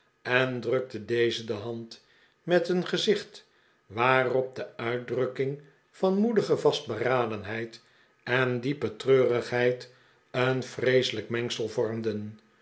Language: Dutch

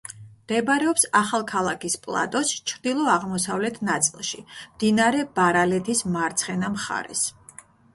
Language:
Georgian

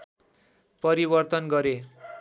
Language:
Nepali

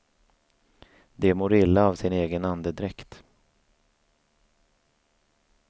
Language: Swedish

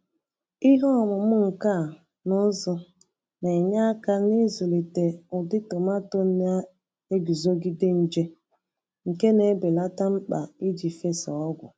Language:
Igbo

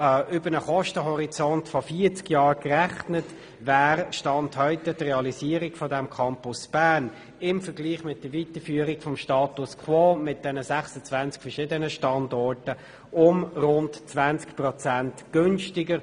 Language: Swiss German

